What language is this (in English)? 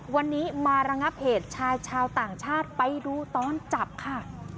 Thai